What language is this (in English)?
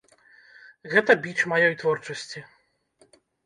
Belarusian